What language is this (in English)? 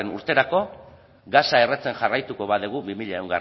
Basque